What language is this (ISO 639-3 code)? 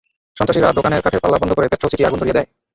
ben